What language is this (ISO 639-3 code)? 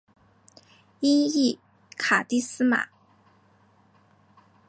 zho